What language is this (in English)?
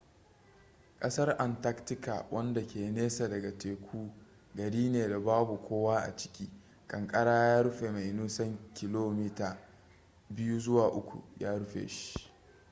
Hausa